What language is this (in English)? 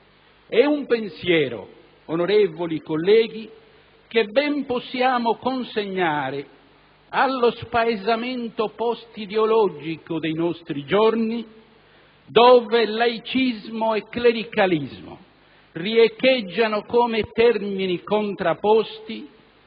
Italian